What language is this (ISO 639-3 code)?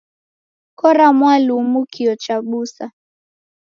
dav